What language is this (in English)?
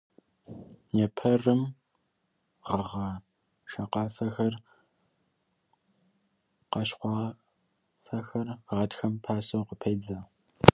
Kabardian